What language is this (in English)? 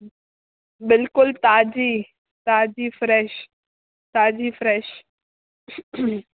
Sindhi